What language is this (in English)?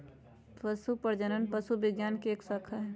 Magahi